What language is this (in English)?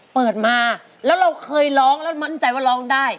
Thai